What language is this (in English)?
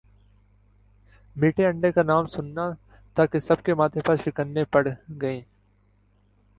Urdu